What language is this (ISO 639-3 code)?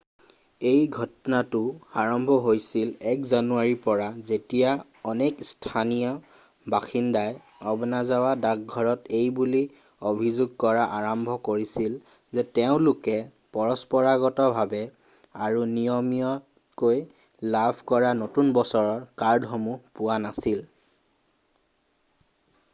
asm